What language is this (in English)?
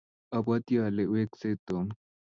Kalenjin